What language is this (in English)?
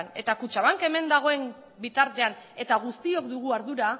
Basque